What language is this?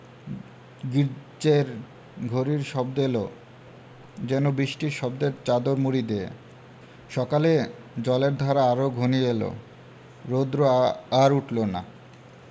Bangla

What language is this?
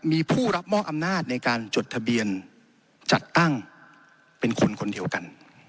Thai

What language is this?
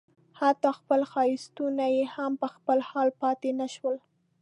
Pashto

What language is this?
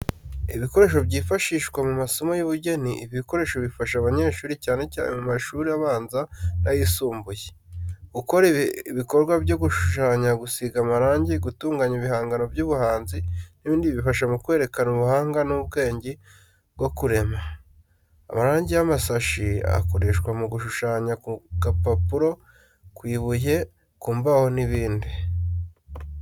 Kinyarwanda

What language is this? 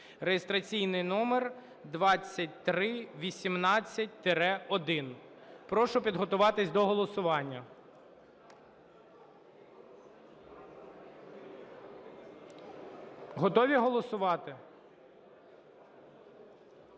Ukrainian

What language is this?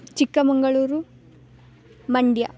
Sanskrit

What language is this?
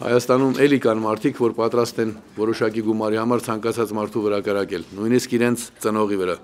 Persian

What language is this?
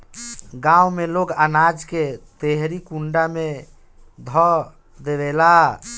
Bhojpuri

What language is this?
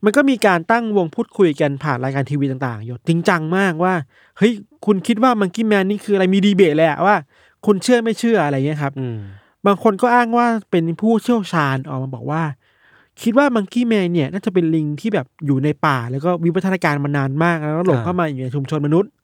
Thai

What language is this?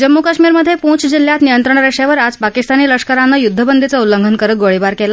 Marathi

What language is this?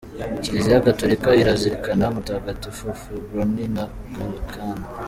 Kinyarwanda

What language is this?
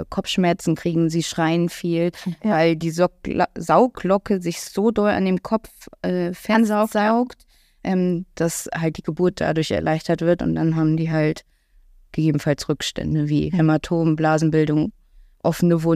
German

